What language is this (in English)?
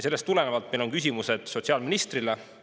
Estonian